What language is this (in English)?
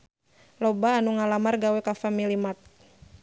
Sundanese